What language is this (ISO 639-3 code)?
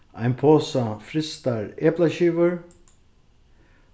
fao